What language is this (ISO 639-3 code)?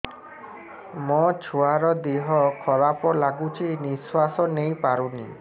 ori